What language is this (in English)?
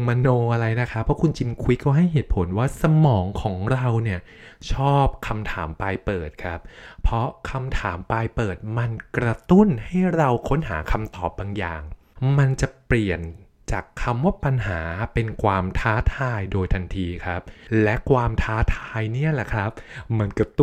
Thai